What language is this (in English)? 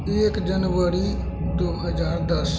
Maithili